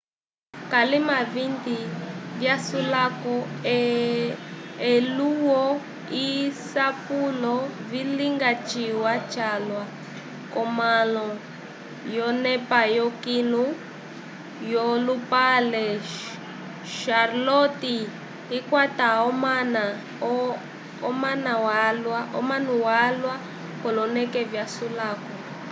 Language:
Umbundu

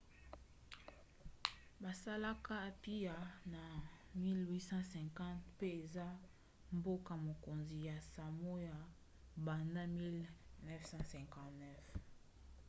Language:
Lingala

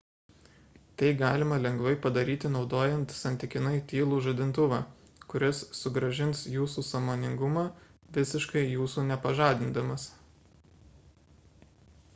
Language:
Lithuanian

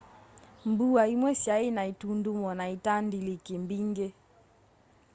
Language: Kamba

